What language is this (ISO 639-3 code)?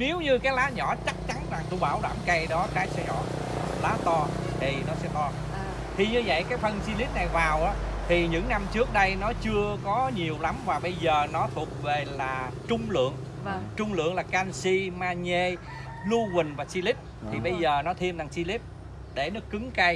vie